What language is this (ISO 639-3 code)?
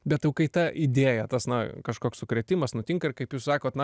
lit